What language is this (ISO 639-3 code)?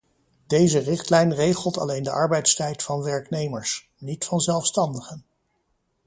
nld